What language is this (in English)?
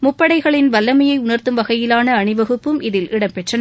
Tamil